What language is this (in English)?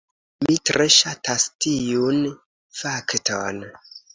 Esperanto